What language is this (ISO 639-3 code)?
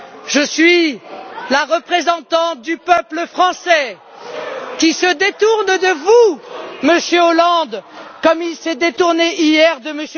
fra